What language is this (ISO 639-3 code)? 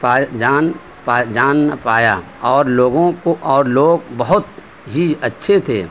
urd